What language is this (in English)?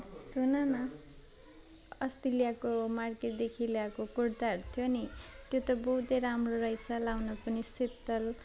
Nepali